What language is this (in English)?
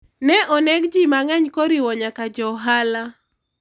Luo (Kenya and Tanzania)